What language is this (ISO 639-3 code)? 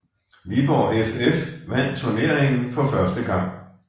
dan